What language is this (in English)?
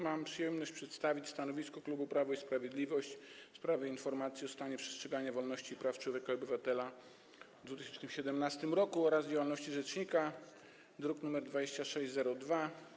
Polish